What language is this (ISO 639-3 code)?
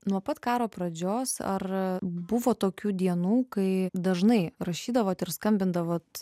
lit